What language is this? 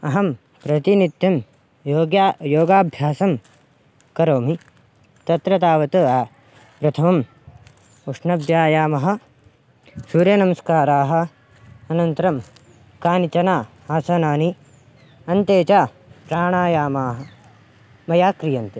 Sanskrit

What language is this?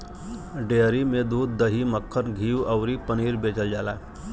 Bhojpuri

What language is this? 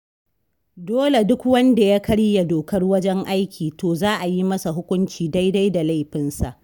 Hausa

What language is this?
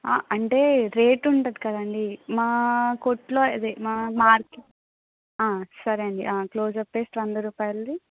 Telugu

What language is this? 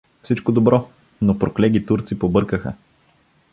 Bulgarian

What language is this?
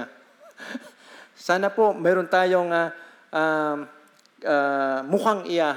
Filipino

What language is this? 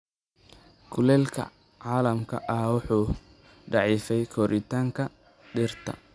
Somali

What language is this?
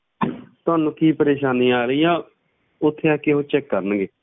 Punjabi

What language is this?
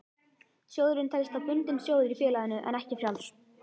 Icelandic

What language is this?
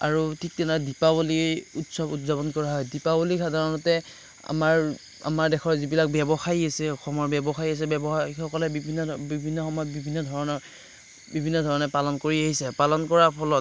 Assamese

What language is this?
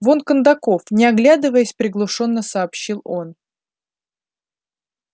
Russian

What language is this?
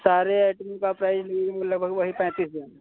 Hindi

